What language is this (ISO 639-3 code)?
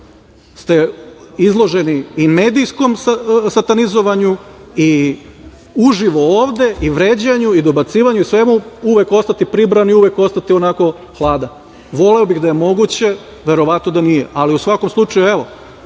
srp